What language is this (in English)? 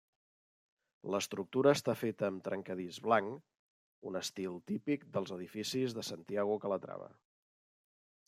Catalan